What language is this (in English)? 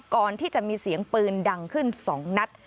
Thai